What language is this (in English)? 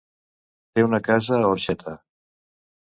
Catalan